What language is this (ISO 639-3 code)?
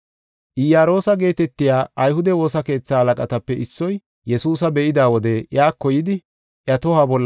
gof